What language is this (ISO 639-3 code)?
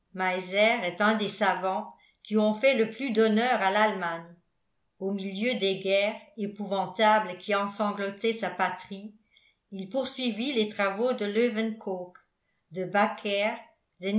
fra